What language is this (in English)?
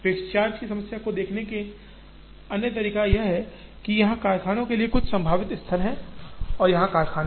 Hindi